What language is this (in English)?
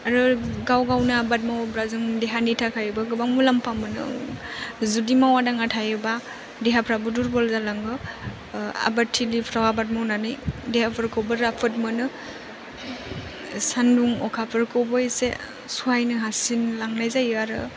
Bodo